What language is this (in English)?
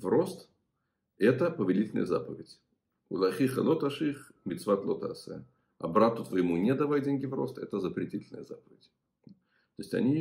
Russian